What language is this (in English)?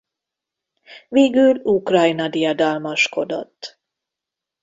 Hungarian